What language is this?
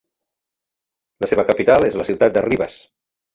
Catalan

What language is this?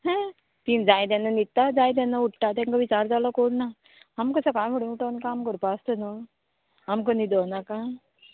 Konkani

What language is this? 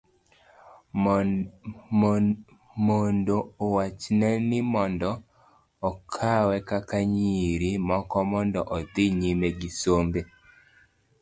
Luo (Kenya and Tanzania)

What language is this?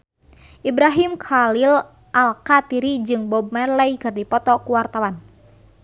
Sundanese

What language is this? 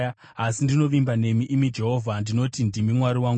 Shona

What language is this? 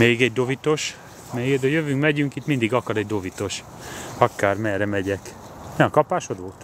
Hungarian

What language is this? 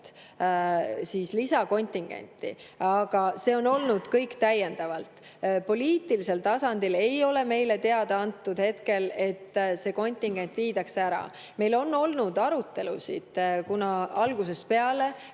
Estonian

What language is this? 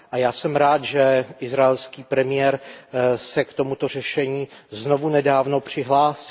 Czech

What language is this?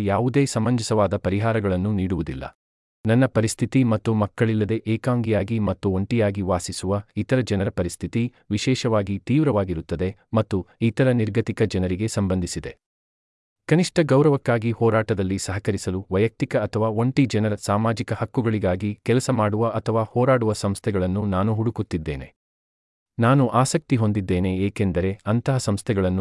Kannada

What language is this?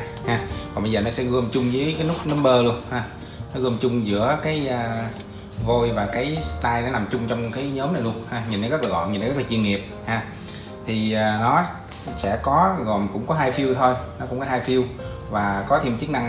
Vietnamese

